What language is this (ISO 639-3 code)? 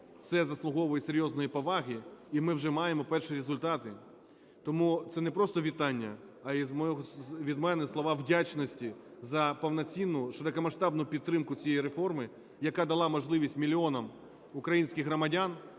ukr